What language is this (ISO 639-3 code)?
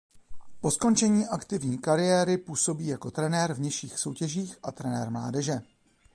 ces